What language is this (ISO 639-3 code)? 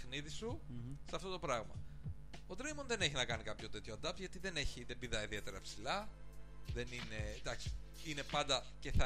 ell